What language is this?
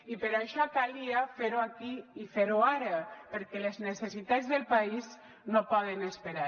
Catalan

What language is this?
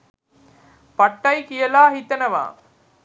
Sinhala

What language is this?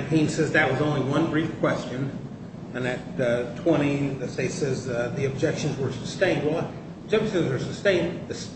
English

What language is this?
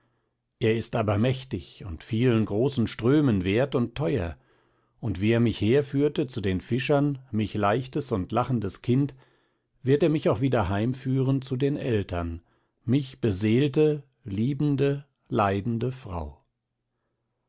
German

